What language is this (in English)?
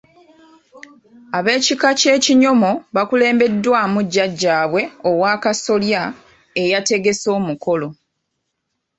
Ganda